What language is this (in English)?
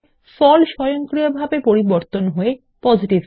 Bangla